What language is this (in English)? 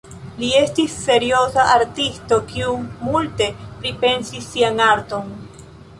Esperanto